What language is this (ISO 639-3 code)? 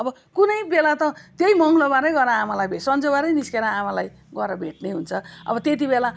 nep